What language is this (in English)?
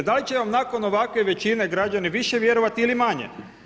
Croatian